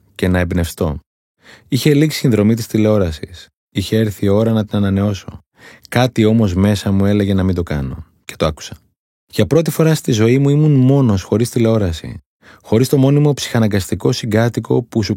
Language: Greek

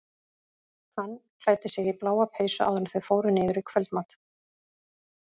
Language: Icelandic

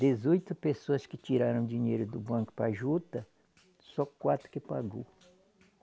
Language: Portuguese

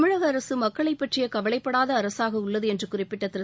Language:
Tamil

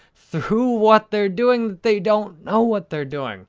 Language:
English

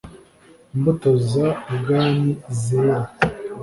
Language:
Kinyarwanda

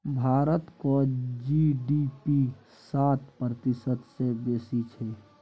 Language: Maithili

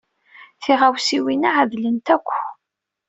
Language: Kabyle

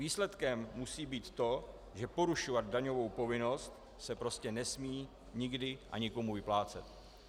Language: Czech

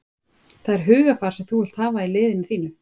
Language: Icelandic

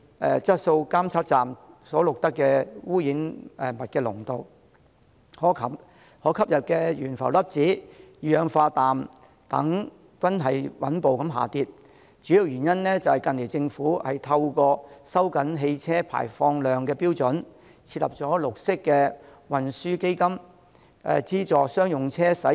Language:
Cantonese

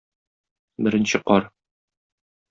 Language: Tatar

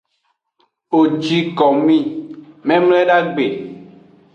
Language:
Aja (Benin)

